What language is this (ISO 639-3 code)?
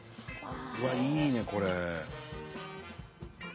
jpn